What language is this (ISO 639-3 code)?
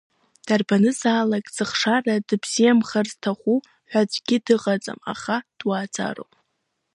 abk